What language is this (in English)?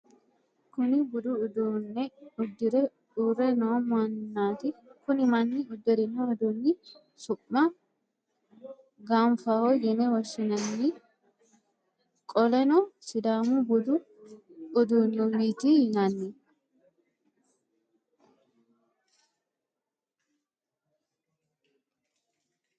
Sidamo